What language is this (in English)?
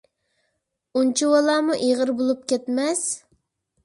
Uyghur